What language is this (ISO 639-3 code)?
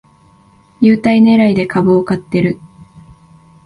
jpn